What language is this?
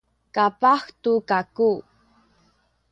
Sakizaya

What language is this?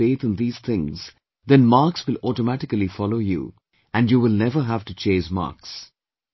English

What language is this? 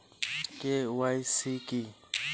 Bangla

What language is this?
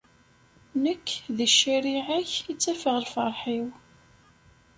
Kabyle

